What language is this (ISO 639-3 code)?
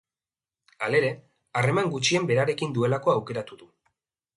eus